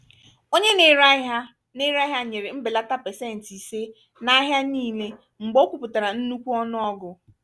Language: Igbo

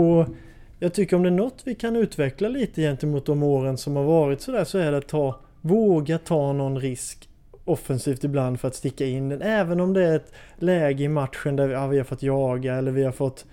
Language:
Swedish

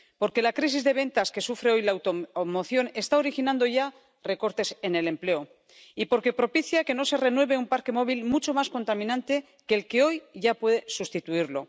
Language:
Spanish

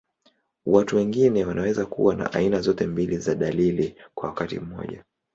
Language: Swahili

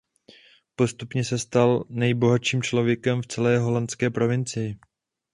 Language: Czech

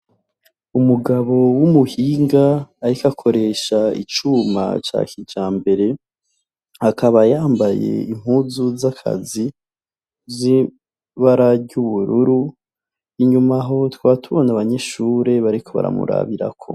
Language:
Rundi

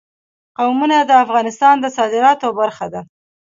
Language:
Pashto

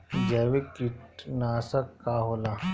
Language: Bhojpuri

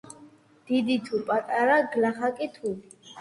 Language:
Georgian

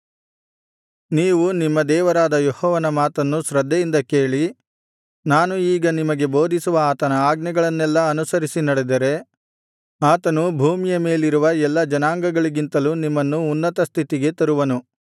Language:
Kannada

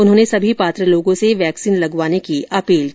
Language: Hindi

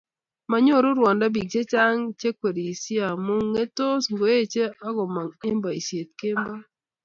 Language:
Kalenjin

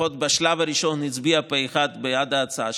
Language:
Hebrew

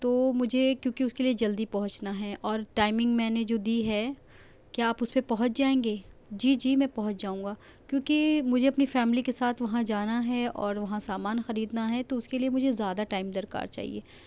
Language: Urdu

